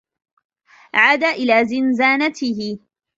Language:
Arabic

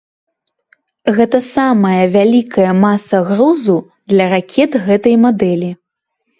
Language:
Belarusian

